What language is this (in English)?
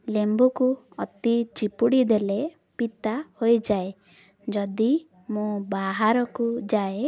Odia